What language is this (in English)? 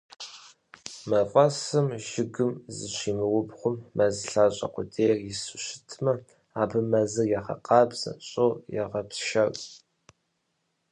Kabardian